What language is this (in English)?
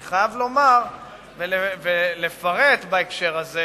Hebrew